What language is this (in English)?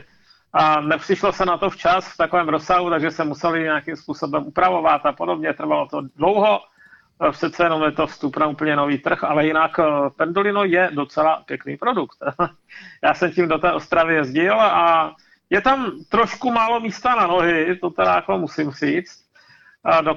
Czech